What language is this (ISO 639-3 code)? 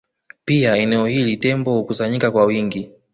swa